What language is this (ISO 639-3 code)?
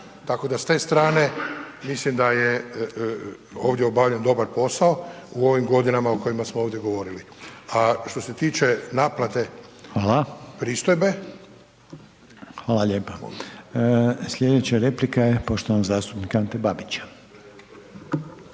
hrv